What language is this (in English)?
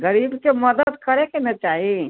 Maithili